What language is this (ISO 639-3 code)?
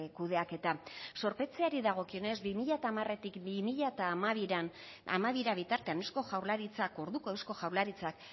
eus